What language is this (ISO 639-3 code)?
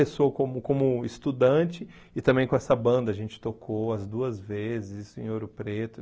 por